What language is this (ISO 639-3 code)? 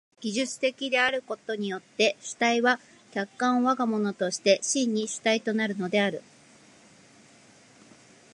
jpn